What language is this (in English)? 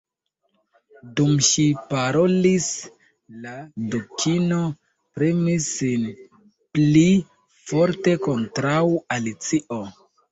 Esperanto